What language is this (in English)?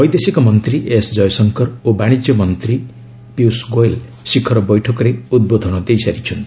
Odia